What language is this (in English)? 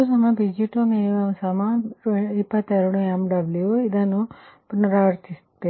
Kannada